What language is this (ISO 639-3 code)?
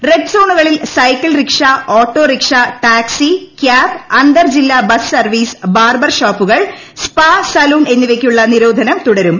mal